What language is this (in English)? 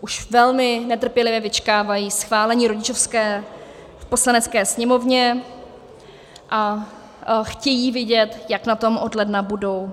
Czech